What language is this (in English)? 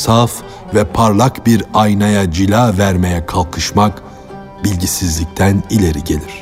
Turkish